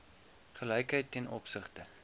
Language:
Afrikaans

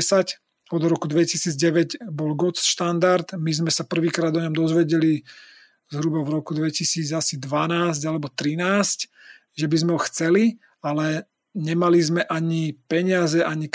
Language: Slovak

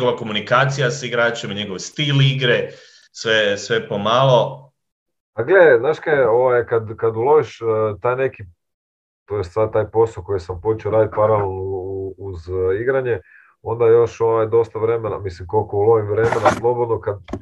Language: Croatian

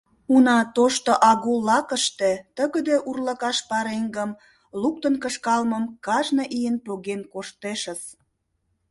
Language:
Mari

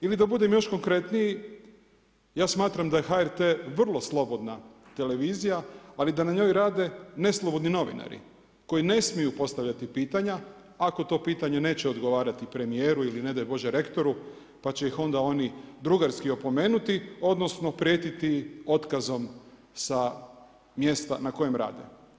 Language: Croatian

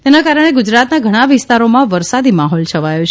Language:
Gujarati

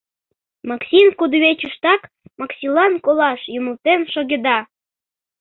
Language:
Mari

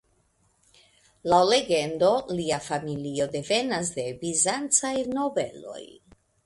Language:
Esperanto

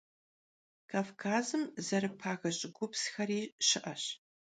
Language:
Kabardian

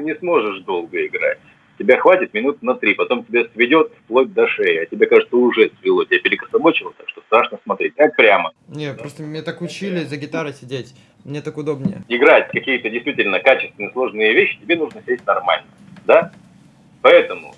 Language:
Russian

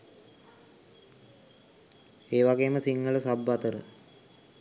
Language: Sinhala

